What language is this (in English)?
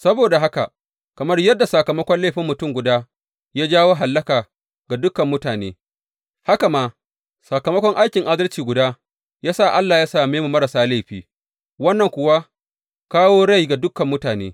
Hausa